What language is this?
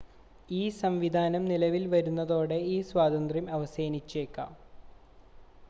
Malayalam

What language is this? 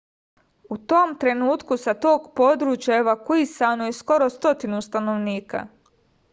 Serbian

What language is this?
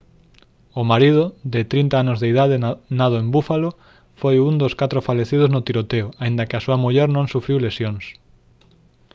Galician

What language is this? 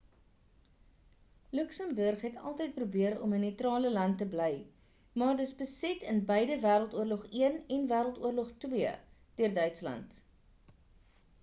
Afrikaans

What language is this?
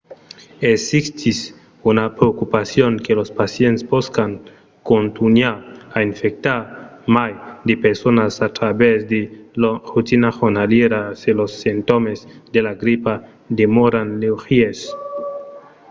Occitan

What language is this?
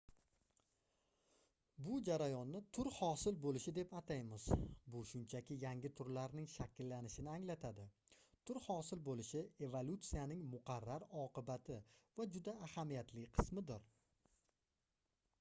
Uzbek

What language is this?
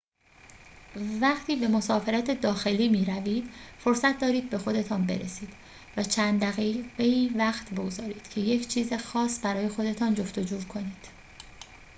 Persian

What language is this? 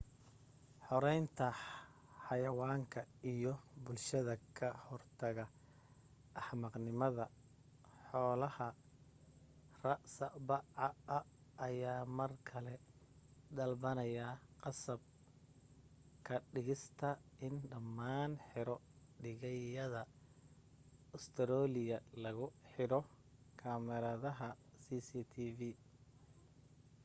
Somali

